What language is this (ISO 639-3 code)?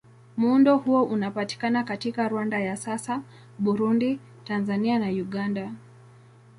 swa